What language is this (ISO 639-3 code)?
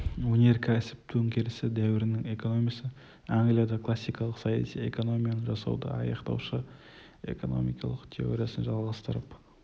kaz